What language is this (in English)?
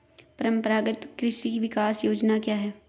Hindi